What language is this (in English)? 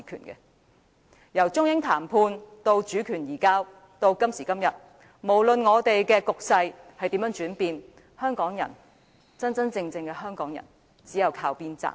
Cantonese